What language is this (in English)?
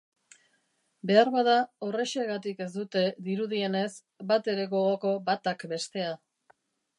Basque